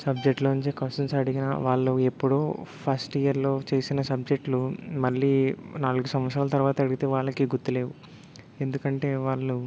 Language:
Telugu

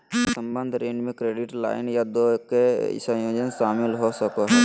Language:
Magahi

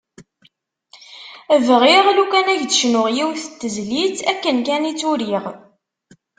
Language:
Kabyle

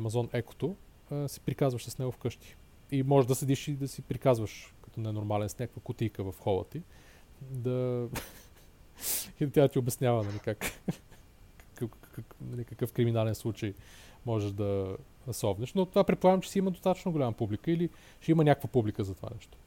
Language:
Bulgarian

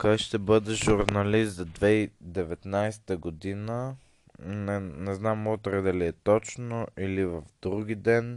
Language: Bulgarian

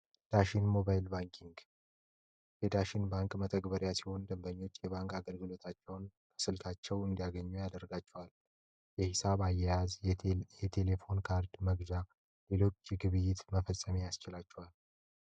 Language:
Amharic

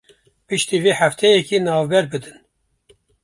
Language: Kurdish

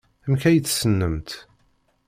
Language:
Kabyle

